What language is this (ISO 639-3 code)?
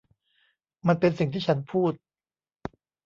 tha